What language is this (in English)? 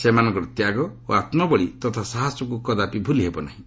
Odia